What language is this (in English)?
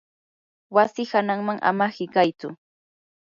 Yanahuanca Pasco Quechua